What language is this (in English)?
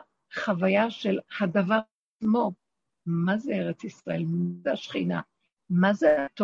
Hebrew